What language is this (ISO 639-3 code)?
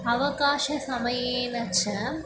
san